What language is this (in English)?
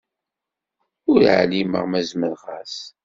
Kabyle